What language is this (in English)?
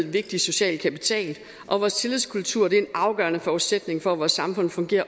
Danish